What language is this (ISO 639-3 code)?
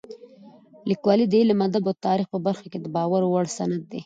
pus